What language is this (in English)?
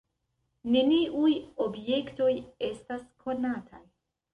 Esperanto